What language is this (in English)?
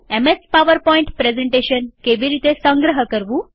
Gujarati